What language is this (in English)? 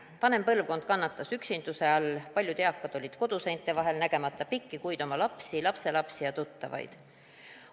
Estonian